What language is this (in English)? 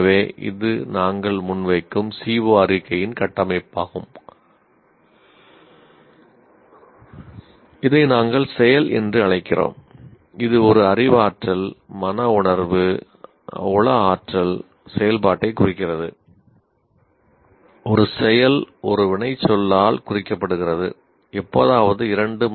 Tamil